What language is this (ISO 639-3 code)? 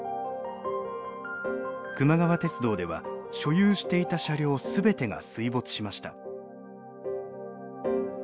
jpn